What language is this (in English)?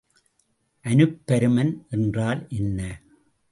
Tamil